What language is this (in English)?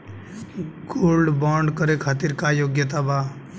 Bhojpuri